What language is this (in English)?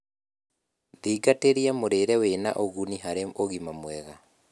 Kikuyu